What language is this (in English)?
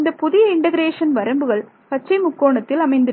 Tamil